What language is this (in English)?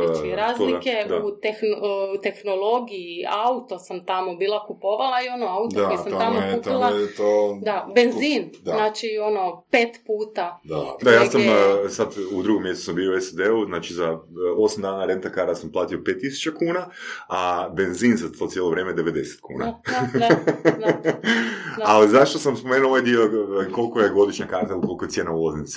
Croatian